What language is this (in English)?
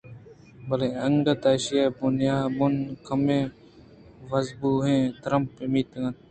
Eastern Balochi